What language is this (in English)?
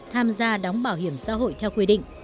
Vietnamese